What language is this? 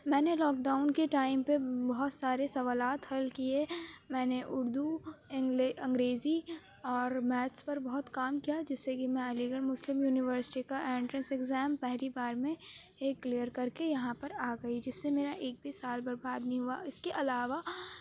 Urdu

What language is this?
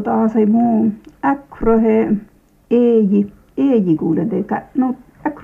Finnish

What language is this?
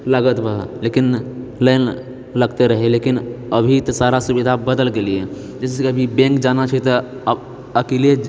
Maithili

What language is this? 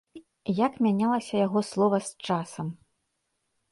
Belarusian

